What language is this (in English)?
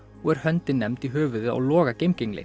Icelandic